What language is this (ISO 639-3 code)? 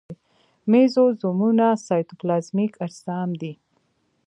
pus